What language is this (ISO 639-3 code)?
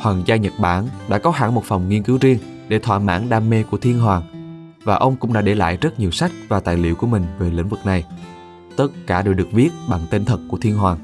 vie